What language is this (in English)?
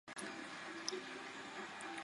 Chinese